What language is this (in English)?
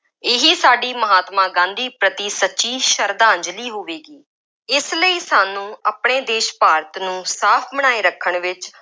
Punjabi